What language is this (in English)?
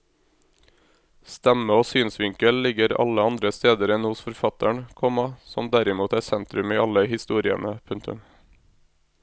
Norwegian